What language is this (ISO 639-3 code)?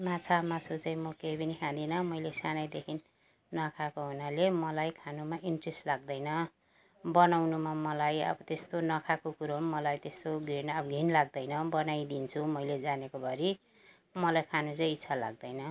nep